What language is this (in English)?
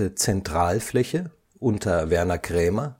German